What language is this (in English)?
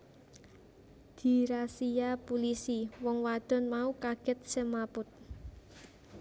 Javanese